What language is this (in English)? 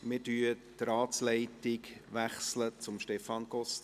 Swiss German